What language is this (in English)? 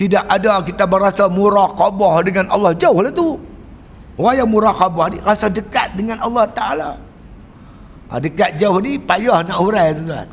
Malay